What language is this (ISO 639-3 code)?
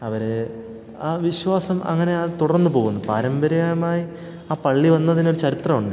mal